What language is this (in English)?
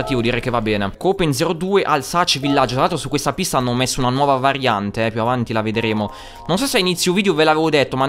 Italian